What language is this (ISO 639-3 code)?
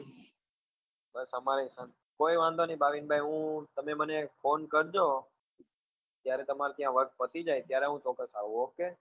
guj